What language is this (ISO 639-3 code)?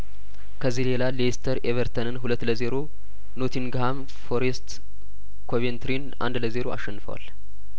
amh